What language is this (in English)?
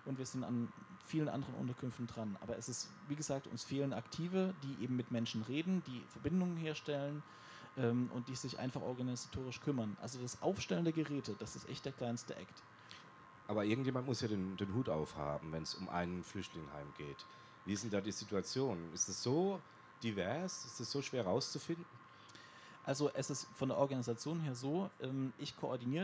German